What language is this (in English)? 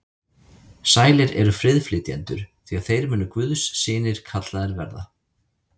Icelandic